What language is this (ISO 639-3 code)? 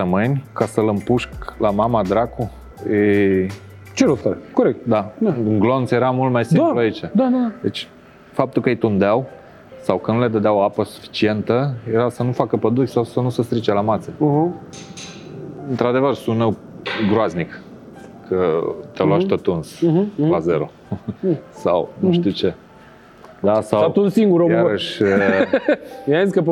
ron